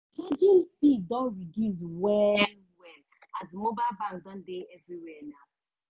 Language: Nigerian Pidgin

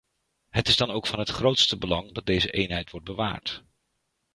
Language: Dutch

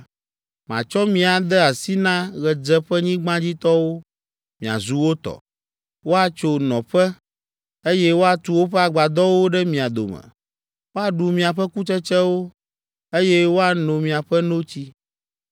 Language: Ewe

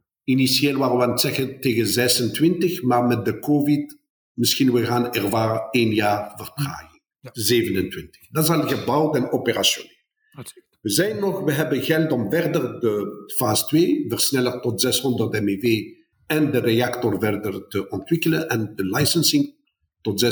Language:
Dutch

